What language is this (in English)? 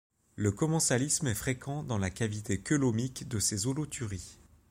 French